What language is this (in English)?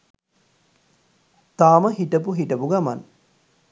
Sinhala